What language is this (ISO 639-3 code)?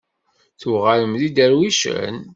kab